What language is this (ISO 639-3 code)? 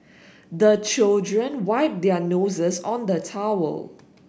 eng